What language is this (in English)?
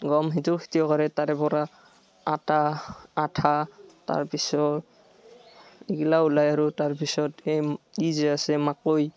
Assamese